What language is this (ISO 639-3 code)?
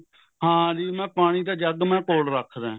pan